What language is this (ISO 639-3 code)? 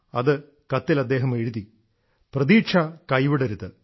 mal